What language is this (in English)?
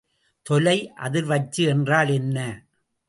Tamil